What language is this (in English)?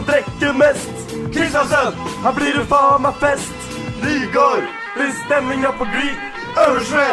Norwegian